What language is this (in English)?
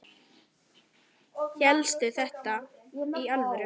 Icelandic